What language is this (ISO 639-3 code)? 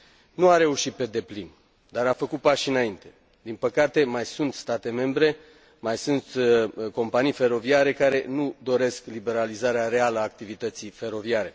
ron